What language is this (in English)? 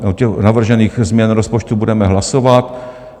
Czech